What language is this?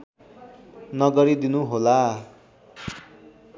Nepali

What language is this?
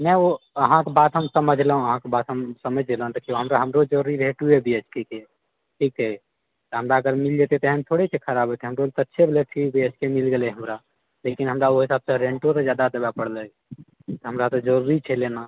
Maithili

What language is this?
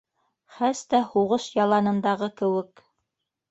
Bashkir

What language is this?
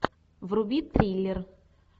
Russian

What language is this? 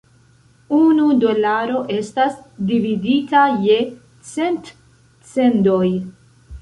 Esperanto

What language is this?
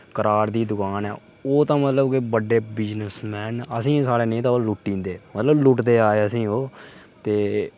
Dogri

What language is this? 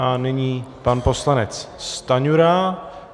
Czech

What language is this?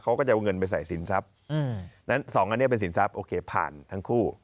Thai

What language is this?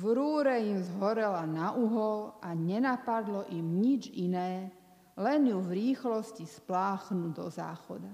Slovak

